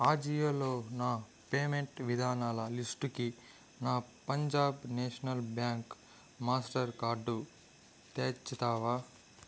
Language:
Telugu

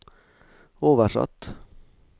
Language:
Norwegian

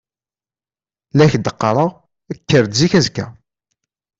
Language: Kabyle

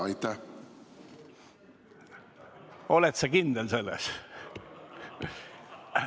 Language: Estonian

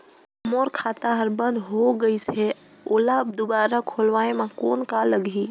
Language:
Chhattisgarhi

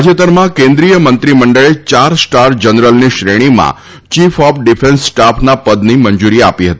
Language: Gujarati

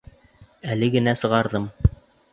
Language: Bashkir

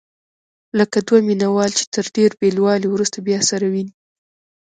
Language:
Pashto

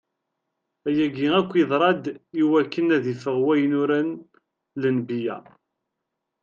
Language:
Kabyle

